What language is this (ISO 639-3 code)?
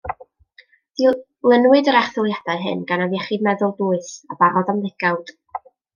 cym